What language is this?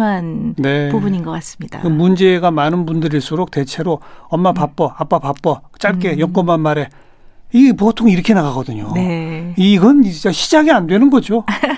Korean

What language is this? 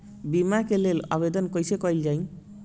Bhojpuri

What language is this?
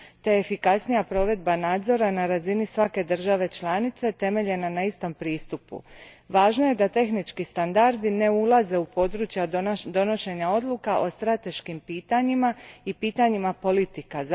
Croatian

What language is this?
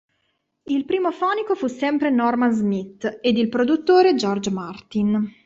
Italian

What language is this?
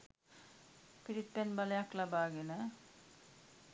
Sinhala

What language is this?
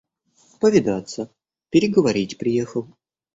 Russian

